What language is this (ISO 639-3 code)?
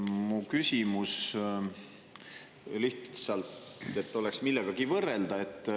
est